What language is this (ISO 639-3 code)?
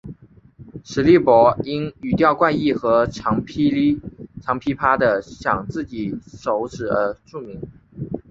zho